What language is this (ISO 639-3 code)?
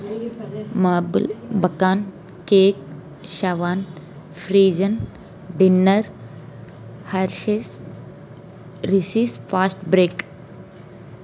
tel